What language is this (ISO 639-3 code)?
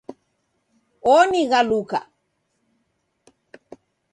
dav